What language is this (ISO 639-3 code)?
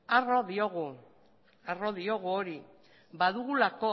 eus